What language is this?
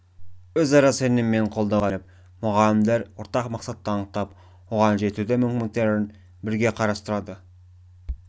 Kazakh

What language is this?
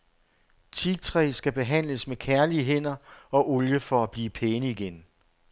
Danish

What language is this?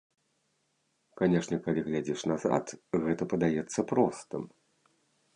Belarusian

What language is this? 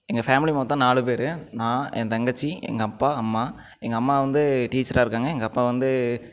Tamil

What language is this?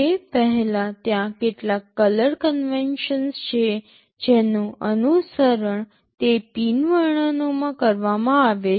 Gujarati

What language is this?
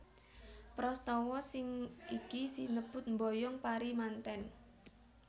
Javanese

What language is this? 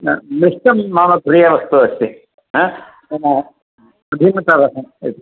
Sanskrit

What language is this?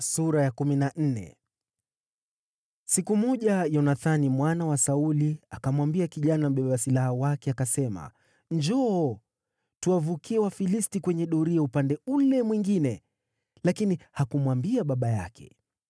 Swahili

